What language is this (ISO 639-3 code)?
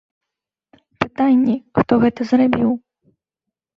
bel